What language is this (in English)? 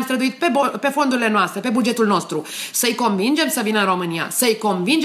Romanian